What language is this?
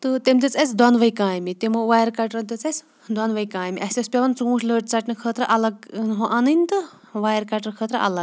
Kashmiri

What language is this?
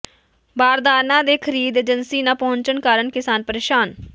Punjabi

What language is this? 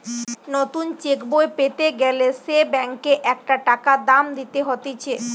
Bangla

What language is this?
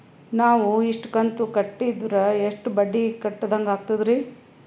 Kannada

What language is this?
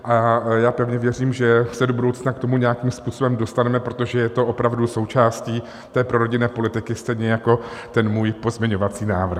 Czech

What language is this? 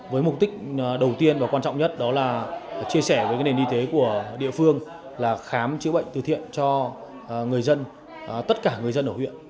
Vietnamese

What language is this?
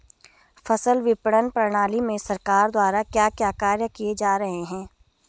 Hindi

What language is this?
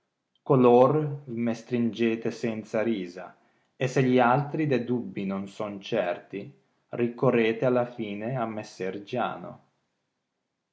Italian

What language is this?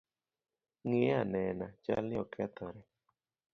Luo (Kenya and Tanzania)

